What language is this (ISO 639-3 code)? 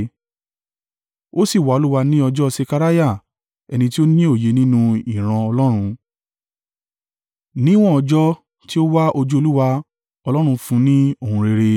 yor